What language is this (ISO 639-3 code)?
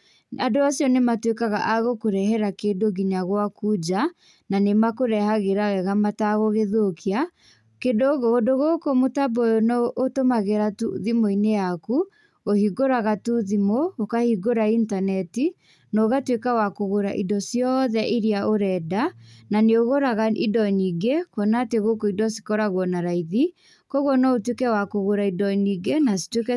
kik